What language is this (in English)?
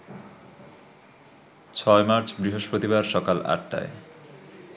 Bangla